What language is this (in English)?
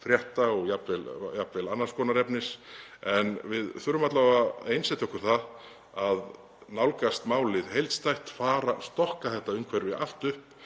Icelandic